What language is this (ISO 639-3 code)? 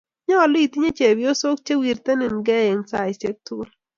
kln